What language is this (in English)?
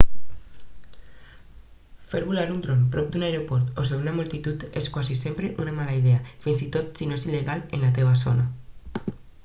Catalan